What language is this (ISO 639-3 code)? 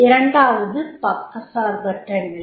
tam